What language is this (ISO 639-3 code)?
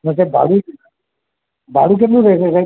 guj